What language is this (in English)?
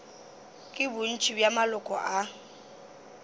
Northern Sotho